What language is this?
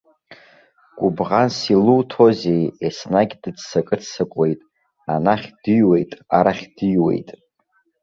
Abkhazian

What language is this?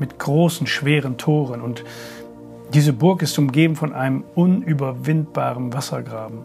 German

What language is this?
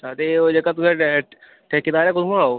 Dogri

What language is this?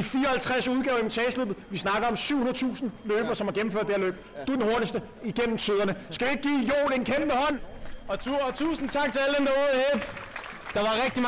Danish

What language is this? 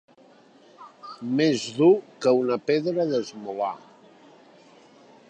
Catalan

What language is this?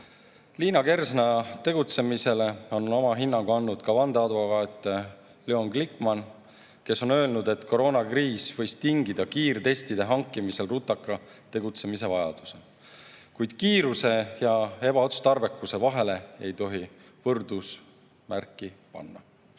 Estonian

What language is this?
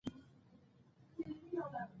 Pashto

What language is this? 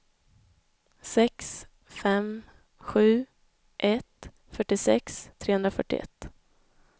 Swedish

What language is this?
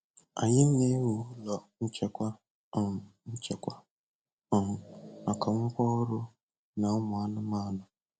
Igbo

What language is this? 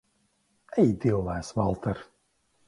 Latvian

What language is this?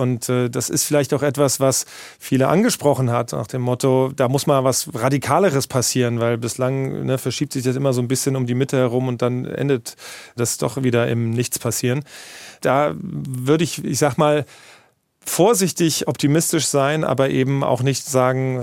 German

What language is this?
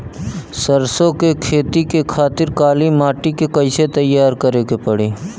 Bhojpuri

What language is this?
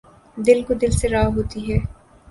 Urdu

